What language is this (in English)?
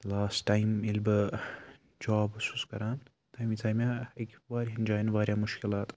Kashmiri